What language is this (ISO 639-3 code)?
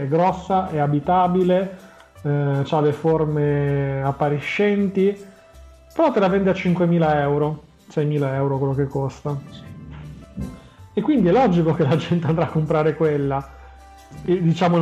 ita